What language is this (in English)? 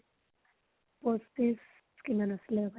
Assamese